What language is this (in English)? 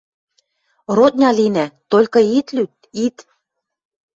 Western Mari